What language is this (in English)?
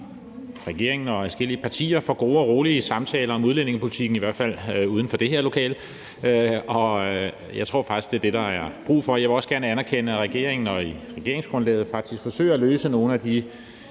Danish